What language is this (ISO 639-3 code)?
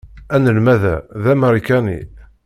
kab